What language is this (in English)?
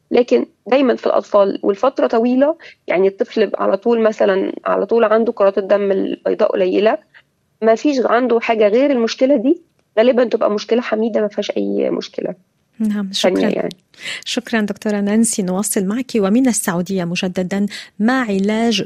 Arabic